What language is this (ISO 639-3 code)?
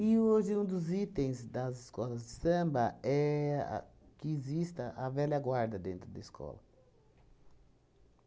por